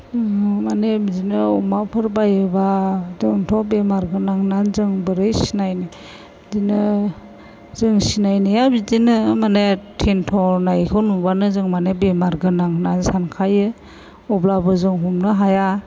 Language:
Bodo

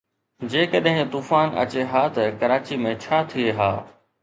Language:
Sindhi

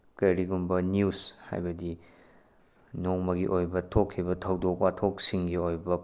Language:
Manipuri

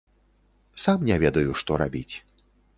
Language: Belarusian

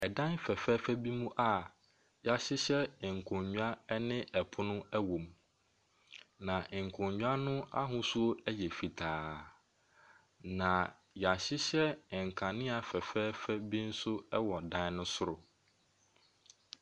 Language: Akan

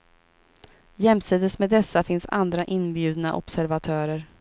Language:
Swedish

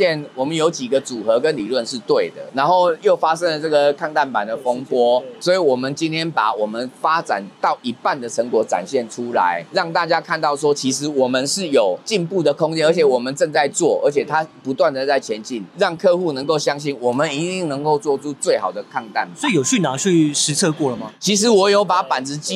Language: Chinese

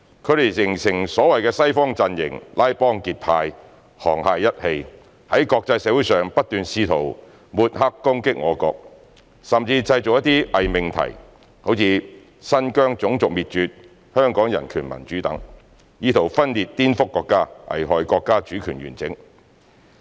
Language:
Cantonese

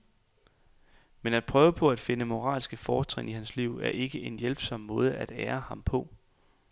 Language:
Danish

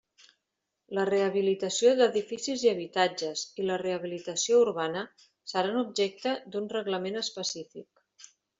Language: Catalan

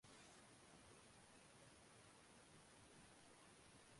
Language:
Chinese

